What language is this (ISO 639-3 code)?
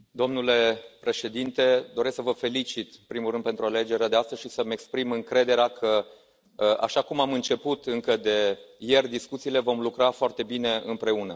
ron